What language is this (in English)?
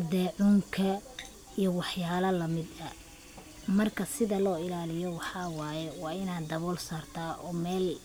Somali